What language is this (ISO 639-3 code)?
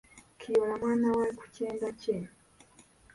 lug